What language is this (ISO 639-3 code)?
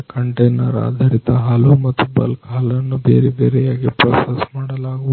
kan